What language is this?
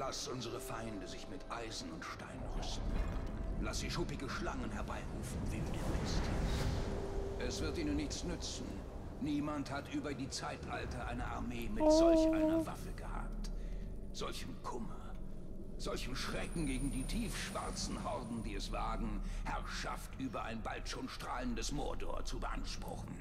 German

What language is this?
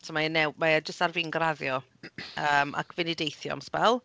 Welsh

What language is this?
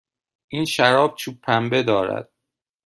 Persian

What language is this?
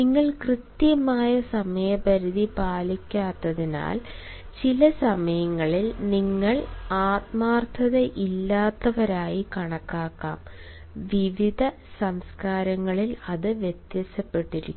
Malayalam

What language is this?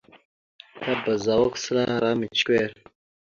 Mada (Cameroon)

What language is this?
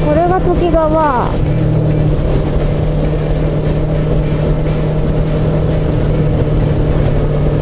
Japanese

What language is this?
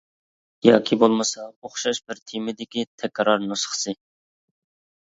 Uyghur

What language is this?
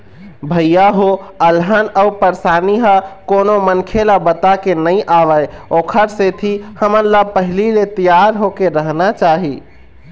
Chhattisgarhi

